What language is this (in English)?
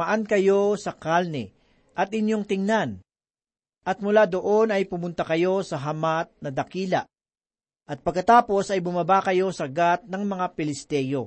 Filipino